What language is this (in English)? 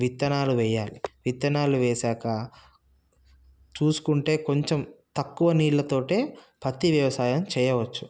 Telugu